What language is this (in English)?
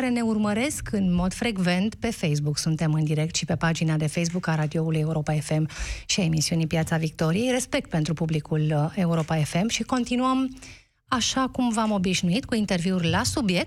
Romanian